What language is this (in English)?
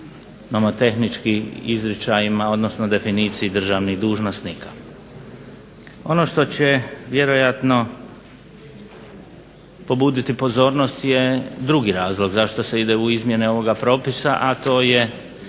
Croatian